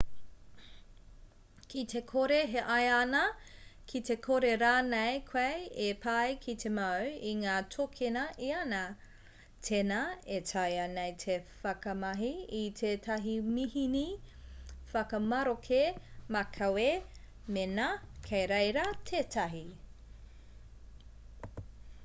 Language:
Māori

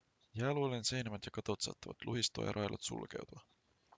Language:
Finnish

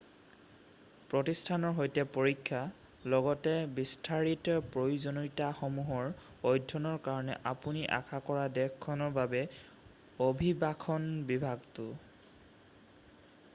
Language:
Assamese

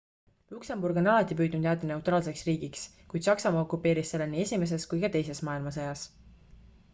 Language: Estonian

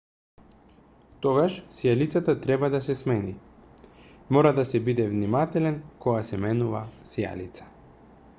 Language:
Macedonian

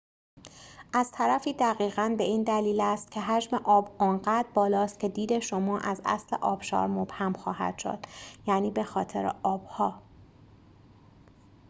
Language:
Persian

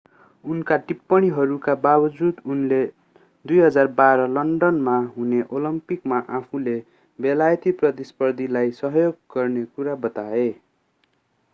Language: Nepali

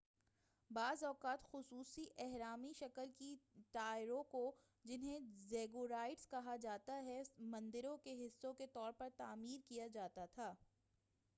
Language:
Urdu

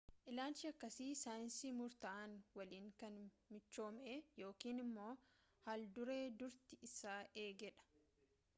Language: Oromo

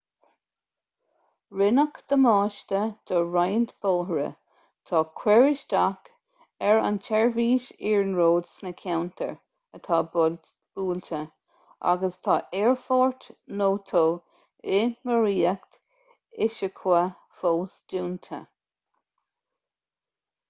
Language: Irish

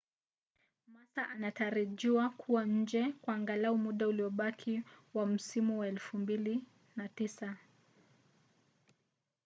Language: Swahili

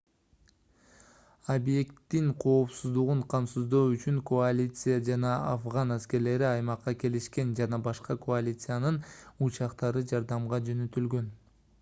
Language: Kyrgyz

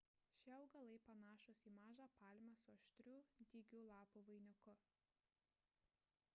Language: Lithuanian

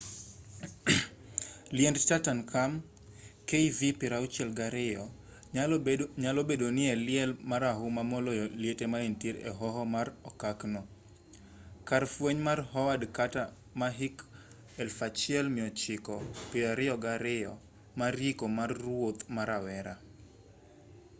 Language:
Luo (Kenya and Tanzania)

